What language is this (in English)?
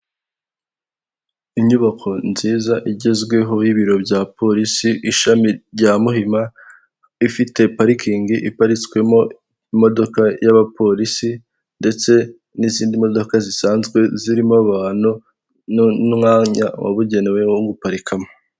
Kinyarwanda